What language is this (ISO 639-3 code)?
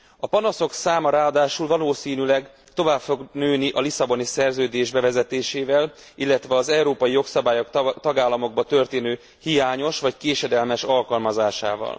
hun